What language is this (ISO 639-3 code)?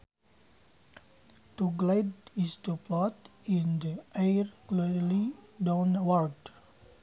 sun